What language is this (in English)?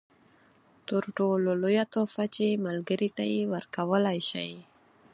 Pashto